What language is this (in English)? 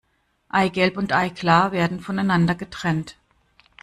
German